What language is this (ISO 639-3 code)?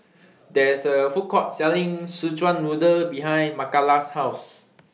eng